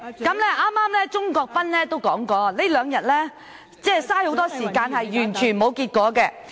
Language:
Cantonese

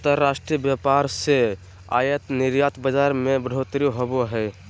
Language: Magahi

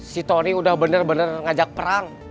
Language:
Indonesian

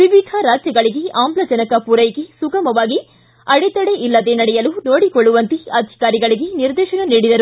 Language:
Kannada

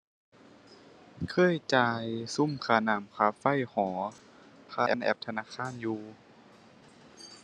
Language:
Thai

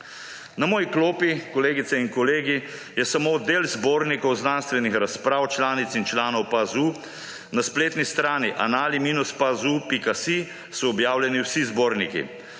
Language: Slovenian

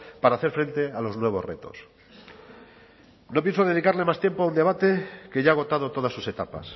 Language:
Spanish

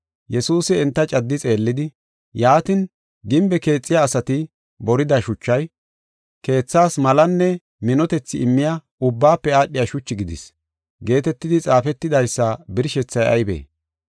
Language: Gofa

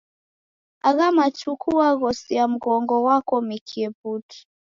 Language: Taita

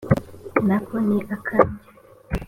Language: Kinyarwanda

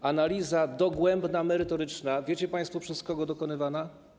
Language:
Polish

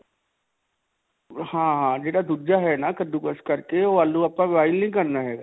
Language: Punjabi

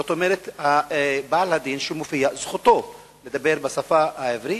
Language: Hebrew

